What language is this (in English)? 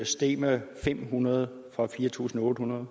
Danish